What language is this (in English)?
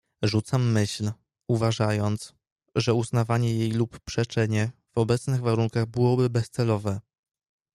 Polish